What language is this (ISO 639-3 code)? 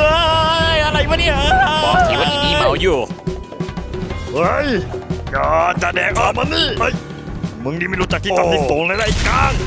tha